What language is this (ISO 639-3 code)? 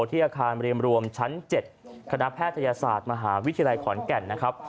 tha